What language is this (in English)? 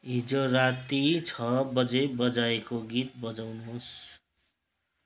Nepali